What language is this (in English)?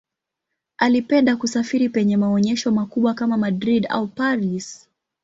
Swahili